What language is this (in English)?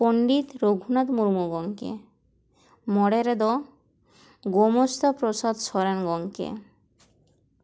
Santali